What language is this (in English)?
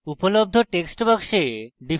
Bangla